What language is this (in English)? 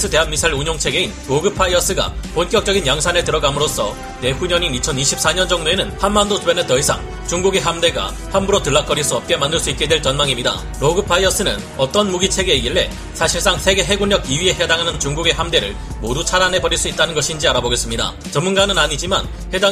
Korean